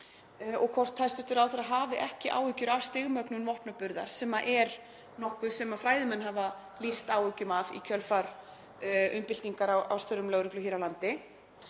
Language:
Icelandic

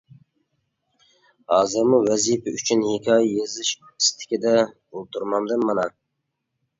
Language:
Uyghur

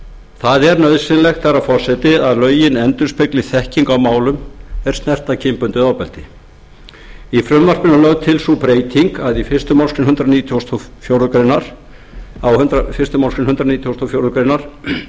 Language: Icelandic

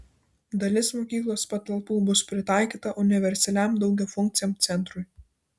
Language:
Lithuanian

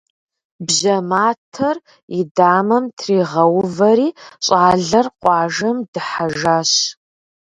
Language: Kabardian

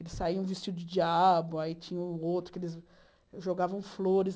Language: Portuguese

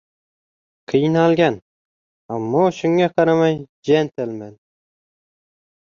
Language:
Uzbek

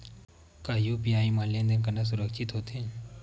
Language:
Chhattisgarhi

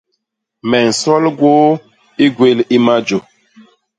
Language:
Basaa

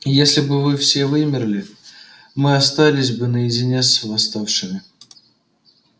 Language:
Russian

